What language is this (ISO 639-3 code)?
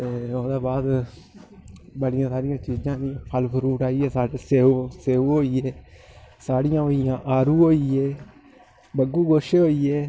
doi